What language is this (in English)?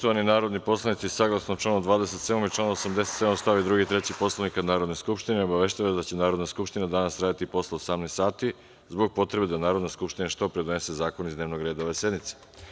Serbian